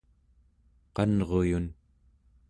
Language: Central Yupik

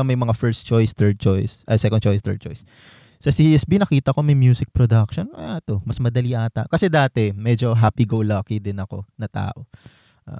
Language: Filipino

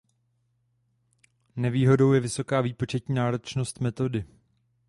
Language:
Czech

